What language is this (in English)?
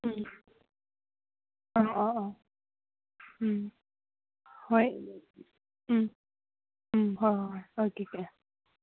Manipuri